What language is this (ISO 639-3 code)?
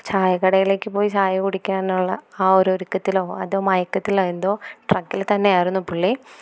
mal